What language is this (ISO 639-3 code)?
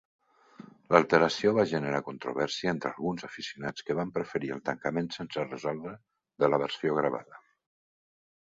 cat